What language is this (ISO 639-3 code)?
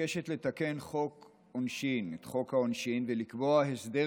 heb